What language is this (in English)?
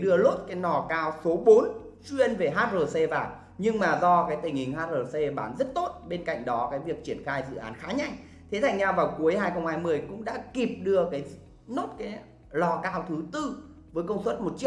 Vietnamese